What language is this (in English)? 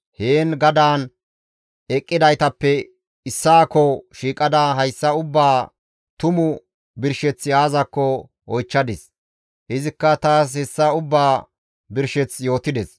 Gamo